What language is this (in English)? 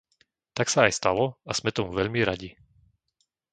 Slovak